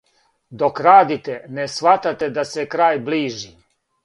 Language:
Serbian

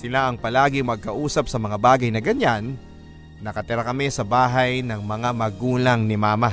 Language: Filipino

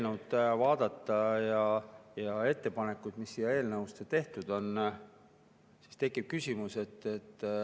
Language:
Estonian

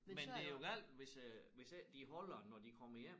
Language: Danish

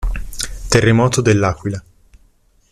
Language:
Italian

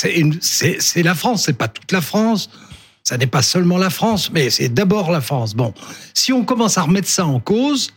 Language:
French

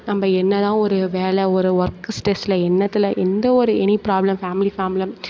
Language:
Tamil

